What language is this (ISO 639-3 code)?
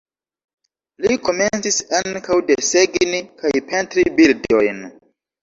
epo